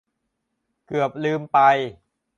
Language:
Thai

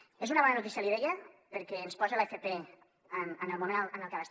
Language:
Catalan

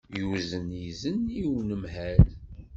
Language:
Kabyle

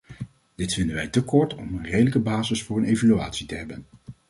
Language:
Dutch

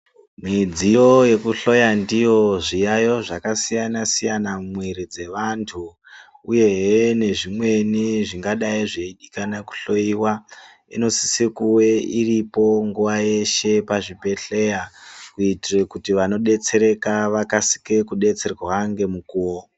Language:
Ndau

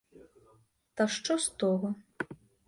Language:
Ukrainian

